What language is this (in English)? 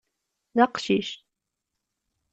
Kabyle